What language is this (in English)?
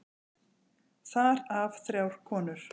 Icelandic